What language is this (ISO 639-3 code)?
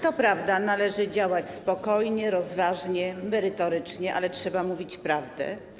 pol